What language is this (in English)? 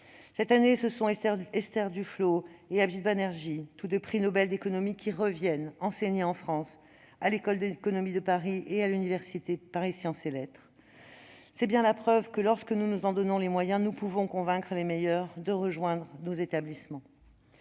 French